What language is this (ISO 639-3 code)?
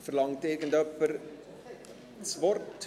gsw